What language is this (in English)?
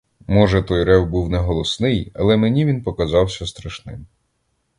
Ukrainian